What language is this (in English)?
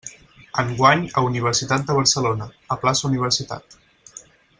Catalan